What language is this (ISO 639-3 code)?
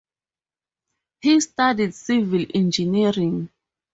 eng